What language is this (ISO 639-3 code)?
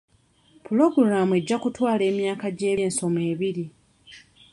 lug